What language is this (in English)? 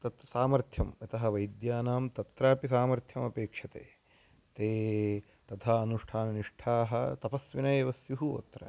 Sanskrit